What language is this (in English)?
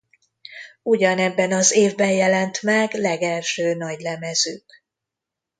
Hungarian